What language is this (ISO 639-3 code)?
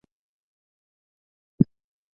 zho